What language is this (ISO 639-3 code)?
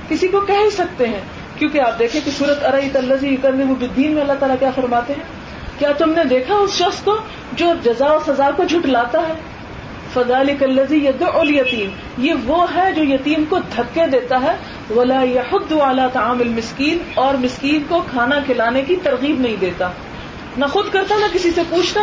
urd